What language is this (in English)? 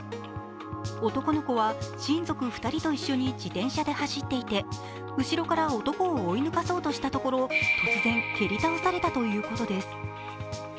Japanese